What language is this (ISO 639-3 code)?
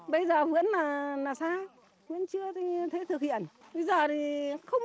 vie